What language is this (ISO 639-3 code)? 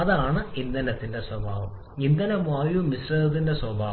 mal